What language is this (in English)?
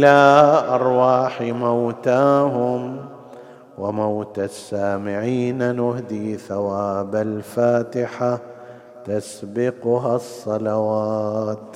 Arabic